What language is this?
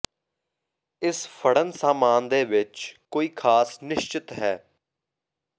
Punjabi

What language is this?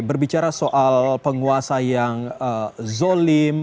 Indonesian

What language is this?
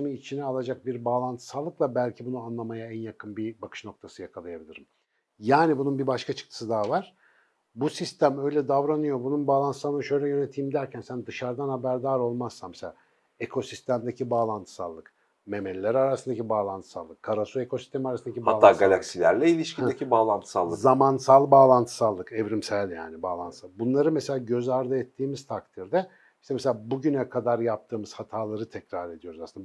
Turkish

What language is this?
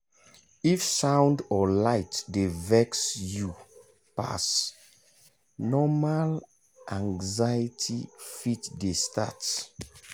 Nigerian Pidgin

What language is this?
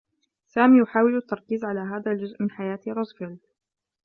Arabic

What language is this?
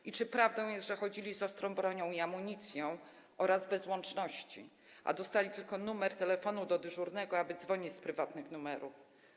Polish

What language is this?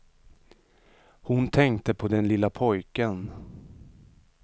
Swedish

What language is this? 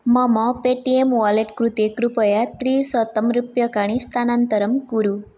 Sanskrit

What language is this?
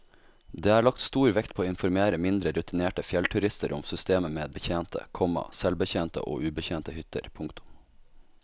Norwegian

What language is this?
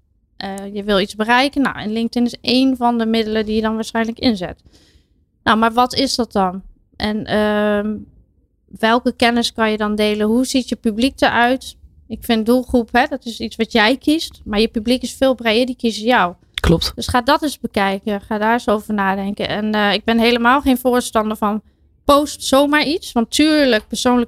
Dutch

